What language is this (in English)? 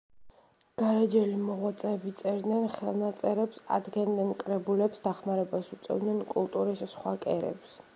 Georgian